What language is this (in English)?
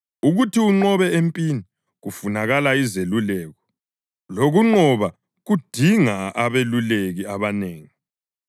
North Ndebele